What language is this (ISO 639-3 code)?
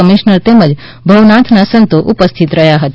guj